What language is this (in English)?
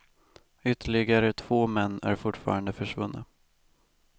Swedish